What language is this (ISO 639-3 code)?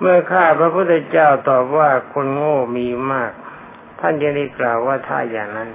tha